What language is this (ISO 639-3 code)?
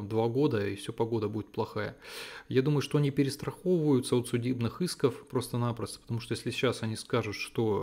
rus